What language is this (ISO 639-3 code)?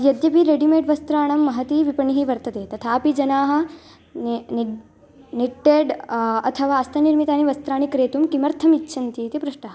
san